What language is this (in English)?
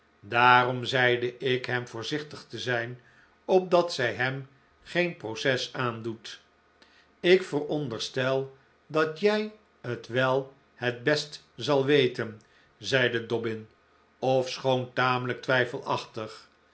Dutch